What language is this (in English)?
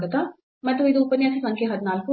Kannada